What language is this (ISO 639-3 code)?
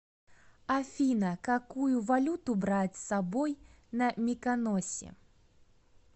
rus